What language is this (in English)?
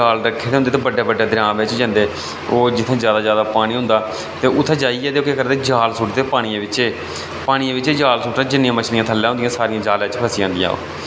Dogri